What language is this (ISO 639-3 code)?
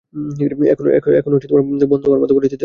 ben